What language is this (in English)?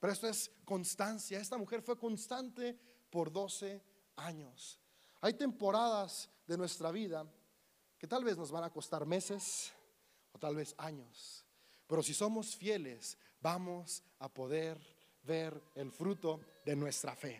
Spanish